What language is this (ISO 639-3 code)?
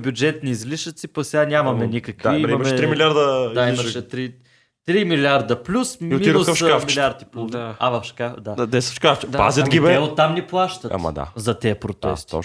bul